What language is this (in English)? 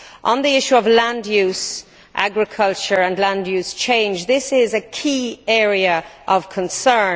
English